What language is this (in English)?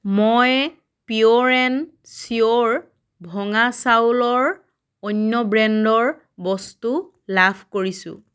Assamese